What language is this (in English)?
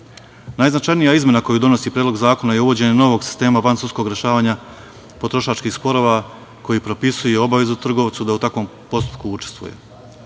Serbian